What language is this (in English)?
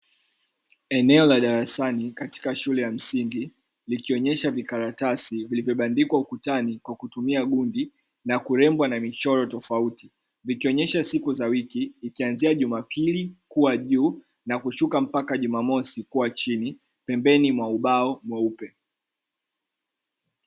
Swahili